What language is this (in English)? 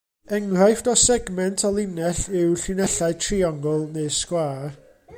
Welsh